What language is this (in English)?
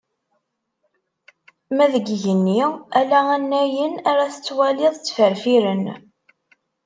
Kabyle